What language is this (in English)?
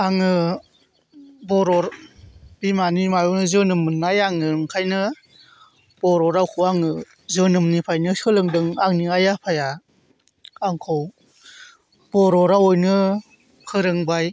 Bodo